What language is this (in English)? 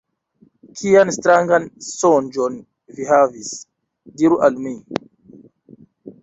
Esperanto